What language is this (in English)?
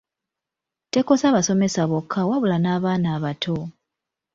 Ganda